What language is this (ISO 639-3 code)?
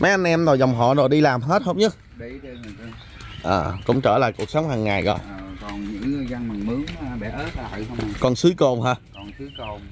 vie